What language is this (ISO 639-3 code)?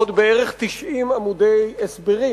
heb